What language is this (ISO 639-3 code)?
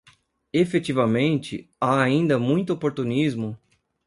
por